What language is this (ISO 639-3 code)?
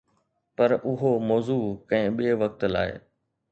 snd